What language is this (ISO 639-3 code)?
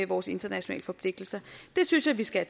dan